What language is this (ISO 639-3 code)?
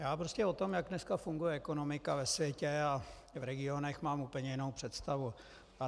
ces